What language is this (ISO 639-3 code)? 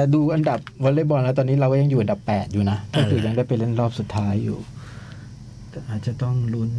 tha